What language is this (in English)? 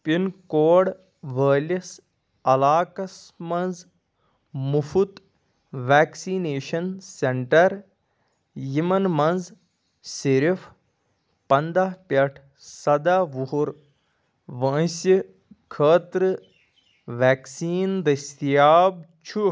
Kashmiri